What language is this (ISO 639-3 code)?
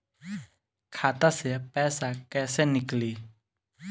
bho